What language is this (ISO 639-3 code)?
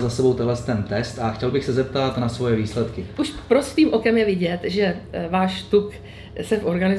ces